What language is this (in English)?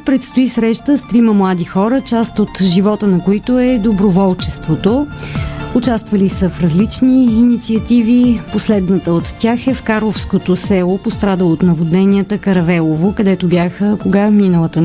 Bulgarian